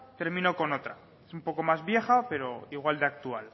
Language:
Spanish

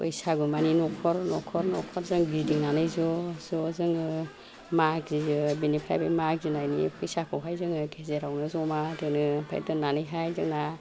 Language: Bodo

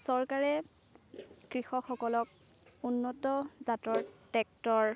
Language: Assamese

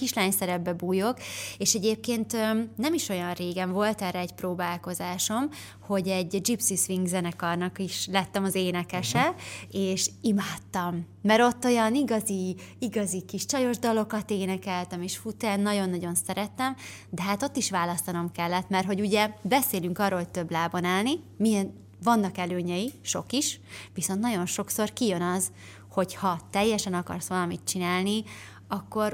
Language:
Hungarian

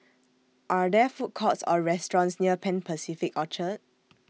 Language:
English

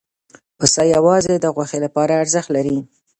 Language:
Pashto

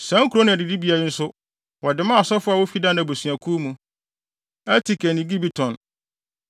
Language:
Akan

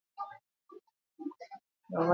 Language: Basque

